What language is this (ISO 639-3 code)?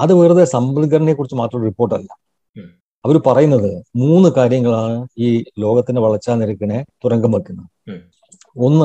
mal